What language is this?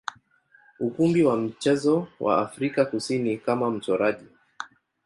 Swahili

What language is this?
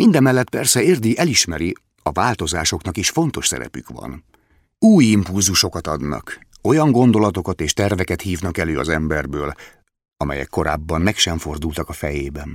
Hungarian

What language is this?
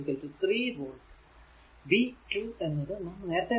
Malayalam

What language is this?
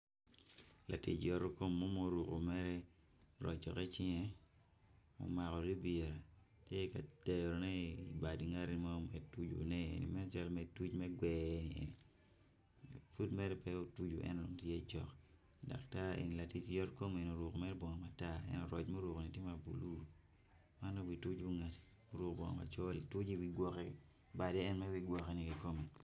Acoli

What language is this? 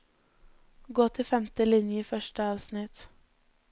Norwegian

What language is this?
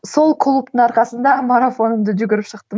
Kazakh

